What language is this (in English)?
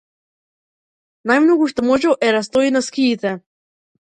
Macedonian